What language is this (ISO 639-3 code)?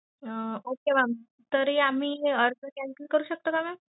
mar